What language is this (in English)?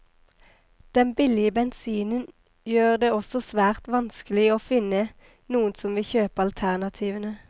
Norwegian